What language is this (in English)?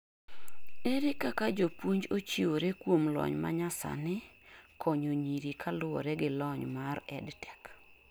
Luo (Kenya and Tanzania)